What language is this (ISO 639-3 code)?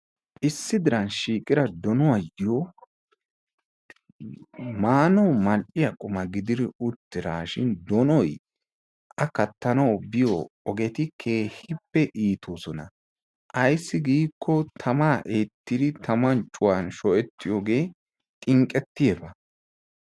wal